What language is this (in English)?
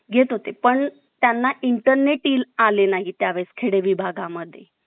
Marathi